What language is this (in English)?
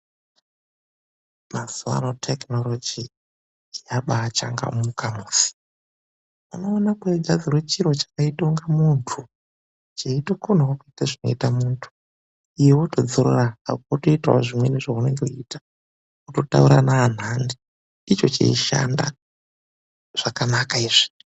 Ndau